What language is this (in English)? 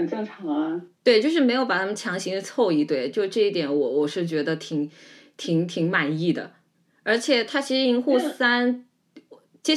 Chinese